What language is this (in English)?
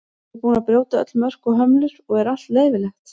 Icelandic